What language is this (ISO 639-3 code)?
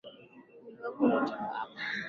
swa